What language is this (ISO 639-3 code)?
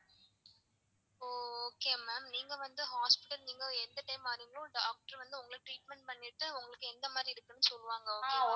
tam